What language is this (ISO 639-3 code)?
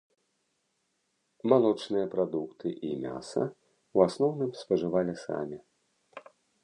bel